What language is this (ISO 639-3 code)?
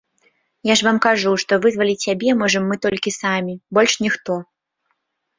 bel